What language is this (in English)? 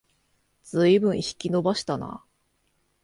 Japanese